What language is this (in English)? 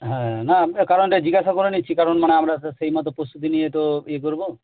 Bangla